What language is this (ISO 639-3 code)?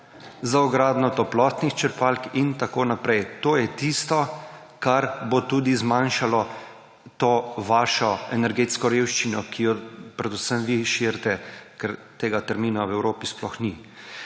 slv